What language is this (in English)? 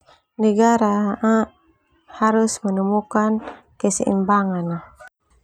Termanu